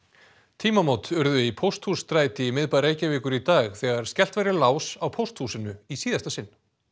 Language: Icelandic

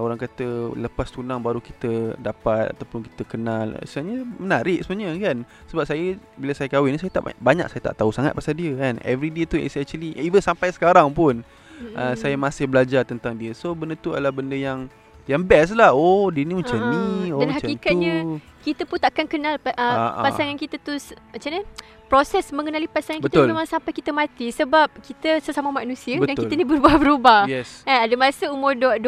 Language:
Malay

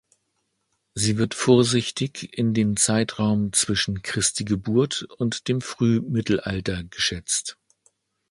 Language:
German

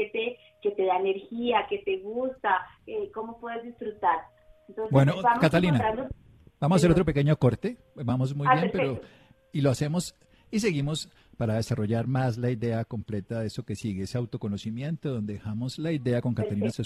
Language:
Spanish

